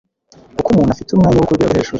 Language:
Kinyarwanda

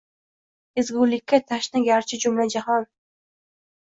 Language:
Uzbek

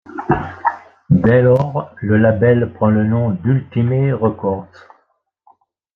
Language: French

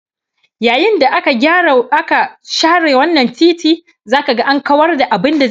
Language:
Hausa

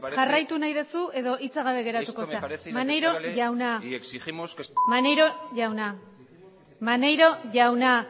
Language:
Basque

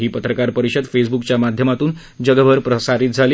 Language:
Marathi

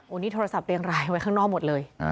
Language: Thai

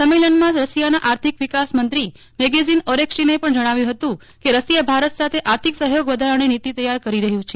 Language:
Gujarati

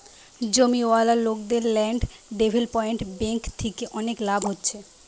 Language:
Bangla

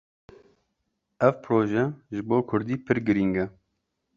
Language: Kurdish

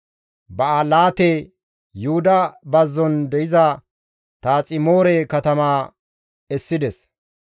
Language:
Gamo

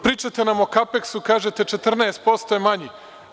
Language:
Serbian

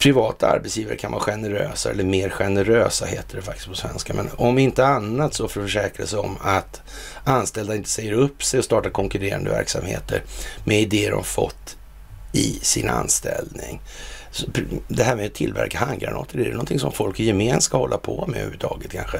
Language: Swedish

